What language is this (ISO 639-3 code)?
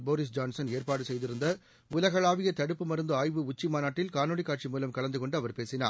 tam